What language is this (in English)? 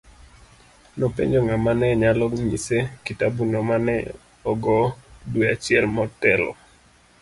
Luo (Kenya and Tanzania)